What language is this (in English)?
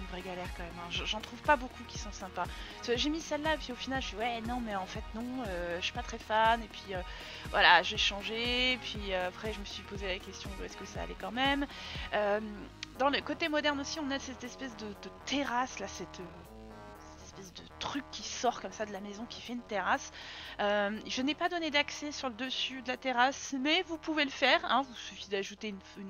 French